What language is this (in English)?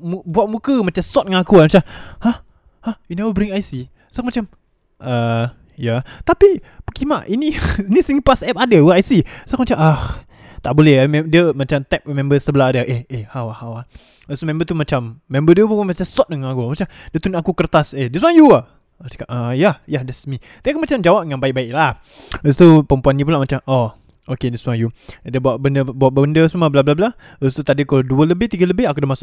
Malay